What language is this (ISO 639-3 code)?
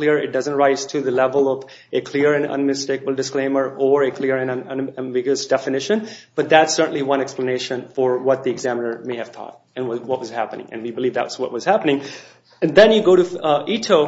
eng